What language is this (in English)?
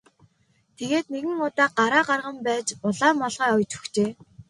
Mongolian